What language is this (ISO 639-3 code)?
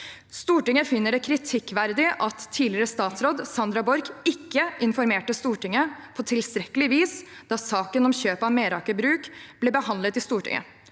nor